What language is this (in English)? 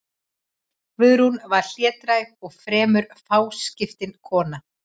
Icelandic